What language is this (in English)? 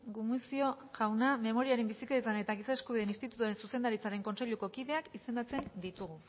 Basque